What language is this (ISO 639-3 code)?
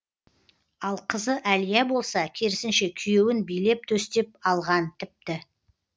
kaz